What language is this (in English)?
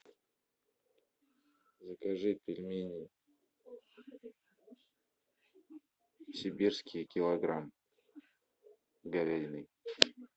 Russian